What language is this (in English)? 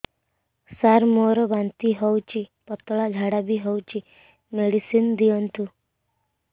Odia